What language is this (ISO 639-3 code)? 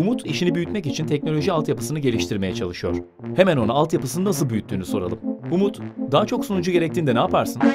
tur